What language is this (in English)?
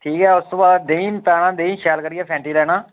Dogri